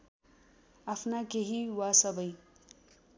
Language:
Nepali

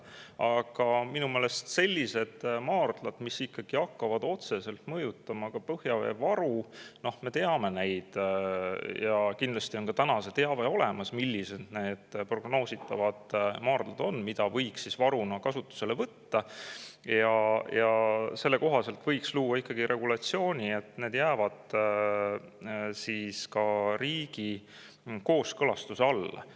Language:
Estonian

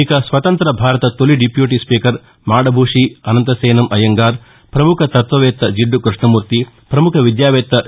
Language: Telugu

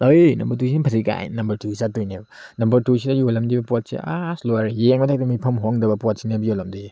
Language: Manipuri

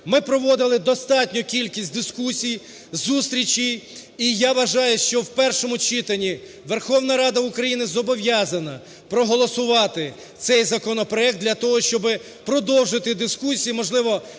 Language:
Ukrainian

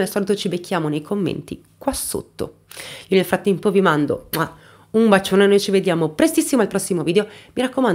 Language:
Italian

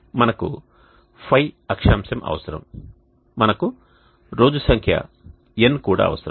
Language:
Telugu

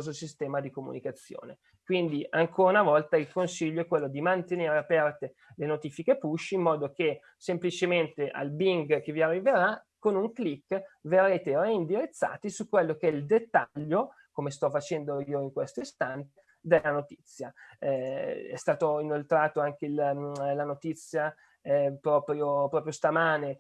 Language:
Italian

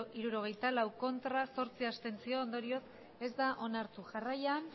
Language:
Basque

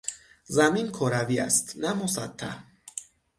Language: Persian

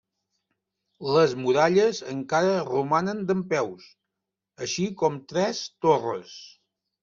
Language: Catalan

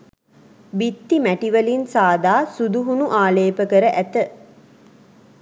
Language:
Sinhala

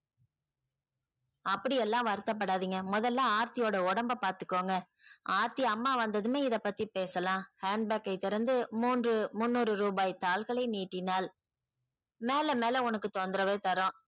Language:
Tamil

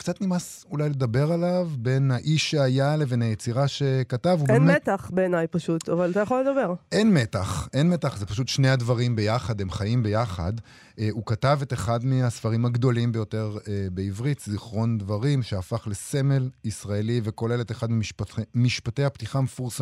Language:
Hebrew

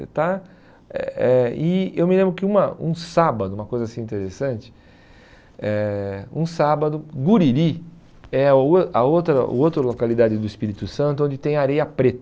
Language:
Portuguese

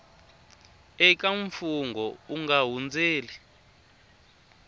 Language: Tsonga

